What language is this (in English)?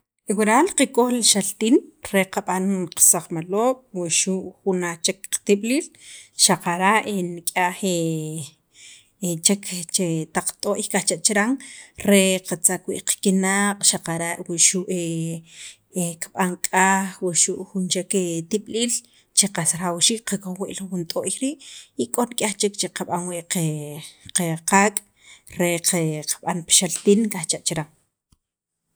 Sacapulteco